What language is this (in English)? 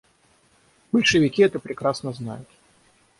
Russian